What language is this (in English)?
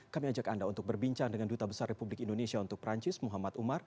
Indonesian